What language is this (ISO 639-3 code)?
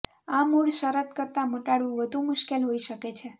guj